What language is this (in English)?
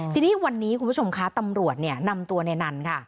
Thai